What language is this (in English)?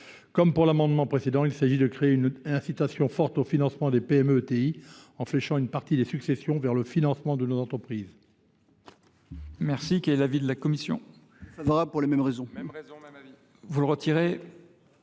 French